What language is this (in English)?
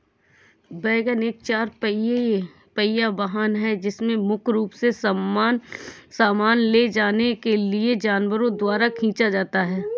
Hindi